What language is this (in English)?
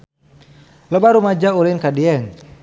Sundanese